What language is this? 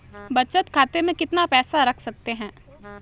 Hindi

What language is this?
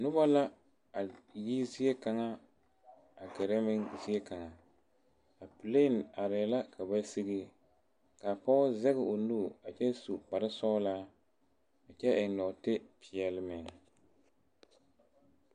Southern Dagaare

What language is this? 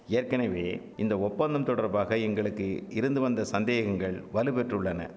Tamil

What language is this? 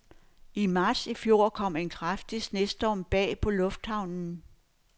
Danish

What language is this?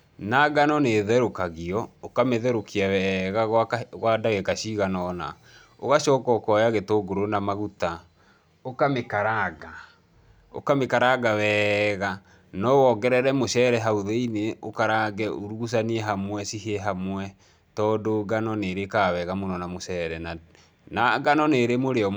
Kikuyu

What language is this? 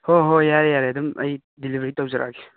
Manipuri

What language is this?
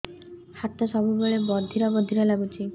Odia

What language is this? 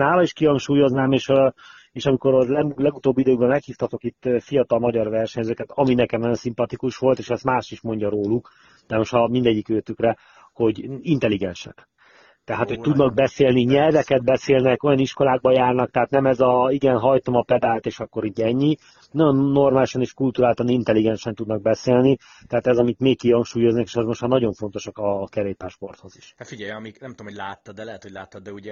Hungarian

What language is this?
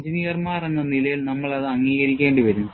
Malayalam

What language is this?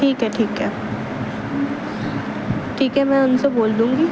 Urdu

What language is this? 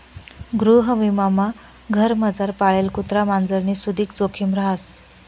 Marathi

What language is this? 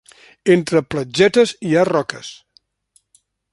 Catalan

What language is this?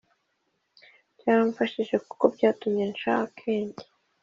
Kinyarwanda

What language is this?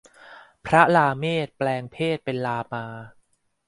Thai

